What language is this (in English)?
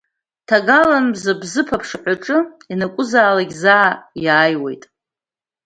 Abkhazian